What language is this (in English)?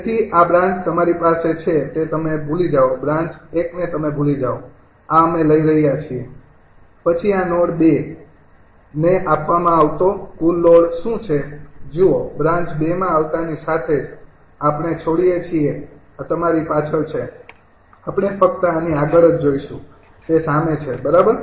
Gujarati